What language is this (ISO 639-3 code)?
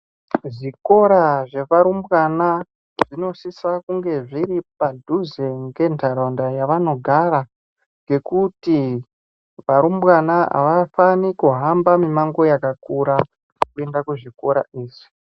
ndc